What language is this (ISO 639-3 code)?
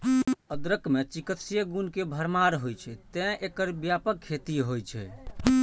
mai